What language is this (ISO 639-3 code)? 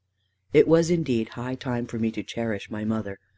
eng